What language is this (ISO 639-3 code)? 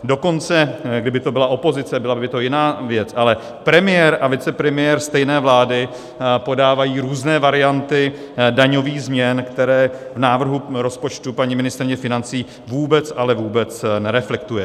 ces